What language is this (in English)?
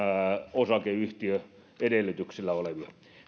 Finnish